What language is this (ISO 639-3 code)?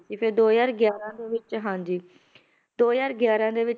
pan